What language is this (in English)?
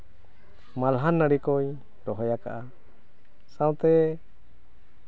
Santali